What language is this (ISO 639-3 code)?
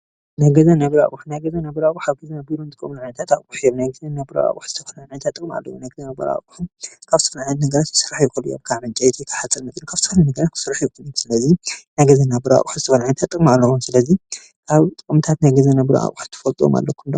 tir